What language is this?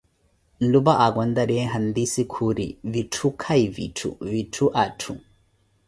Koti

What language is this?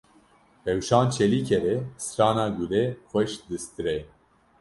Kurdish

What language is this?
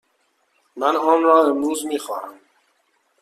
Persian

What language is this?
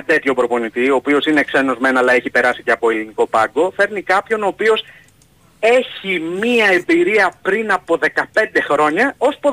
Greek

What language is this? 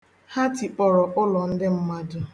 Igbo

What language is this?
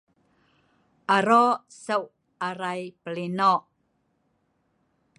Sa'ban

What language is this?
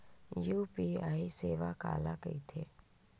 Chhattisgarhi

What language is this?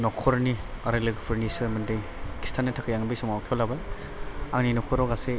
Bodo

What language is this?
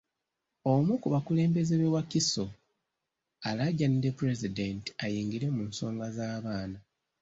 Ganda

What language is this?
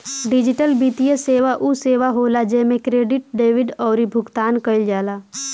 Bhojpuri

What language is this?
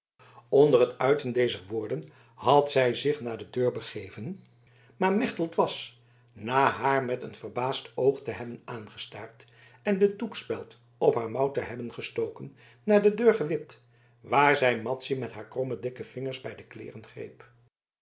Dutch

